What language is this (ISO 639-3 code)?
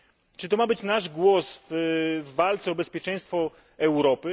pol